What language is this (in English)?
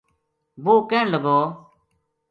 Gujari